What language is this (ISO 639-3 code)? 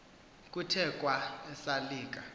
xho